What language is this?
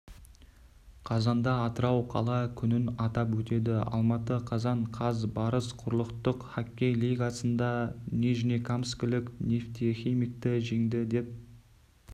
Kazakh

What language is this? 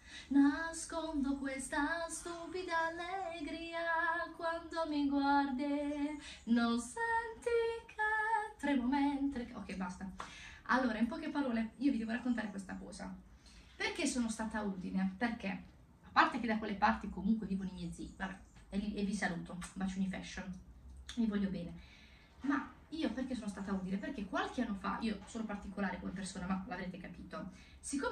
Italian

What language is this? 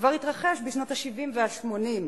Hebrew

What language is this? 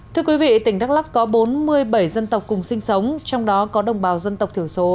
Vietnamese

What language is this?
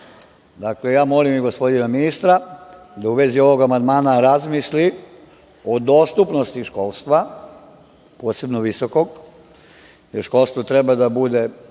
Serbian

